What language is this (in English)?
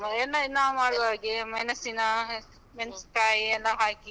Kannada